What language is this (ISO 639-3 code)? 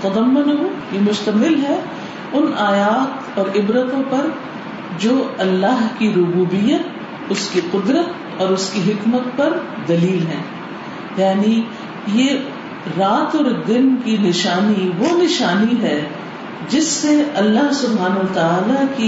urd